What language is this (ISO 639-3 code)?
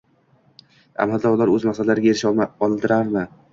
uzb